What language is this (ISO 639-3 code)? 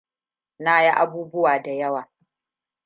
hau